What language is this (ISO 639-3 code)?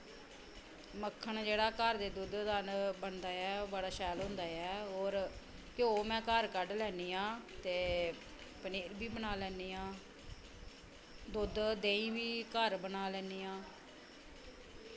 doi